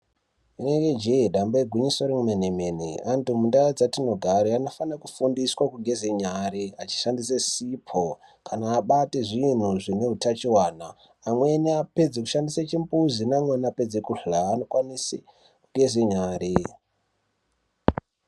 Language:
Ndau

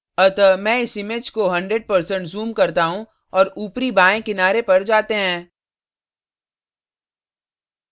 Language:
Hindi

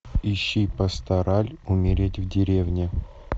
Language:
Russian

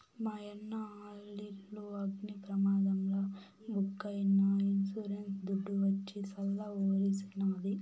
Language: Telugu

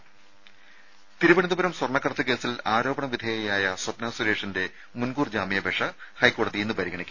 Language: Malayalam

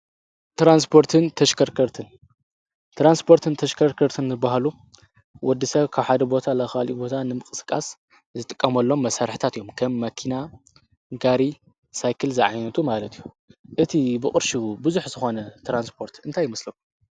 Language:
Tigrinya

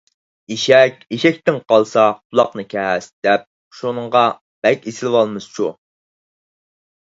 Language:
Uyghur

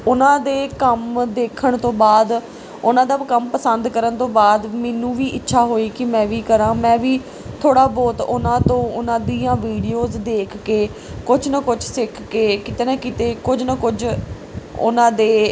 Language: Punjabi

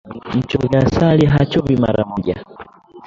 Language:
Swahili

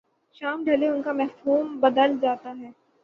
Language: Urdu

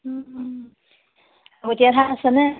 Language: Assamese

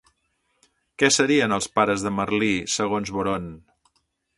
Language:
Catalan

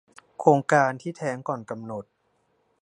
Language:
Thai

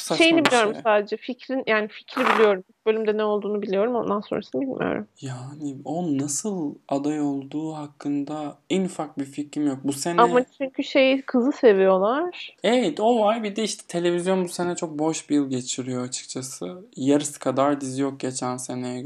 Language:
Turkish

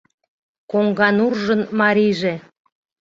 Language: Mari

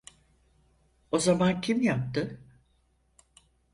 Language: Turkish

